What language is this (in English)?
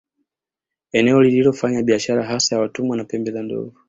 Swahili